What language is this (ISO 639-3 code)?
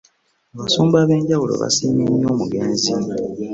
lug